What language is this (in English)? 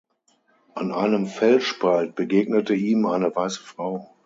German